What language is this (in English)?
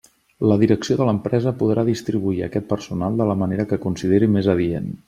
Catalan